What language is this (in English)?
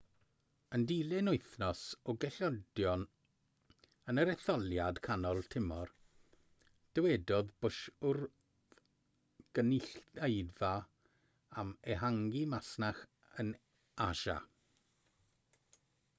Welsh